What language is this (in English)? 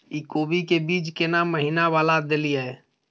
Maithili